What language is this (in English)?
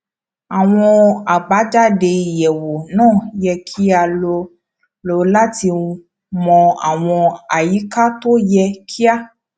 Yoruba